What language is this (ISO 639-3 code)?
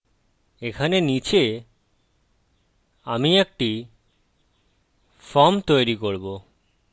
ben